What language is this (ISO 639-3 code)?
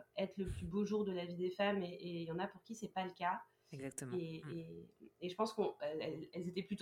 fra